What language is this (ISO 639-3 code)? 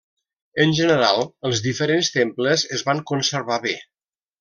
cat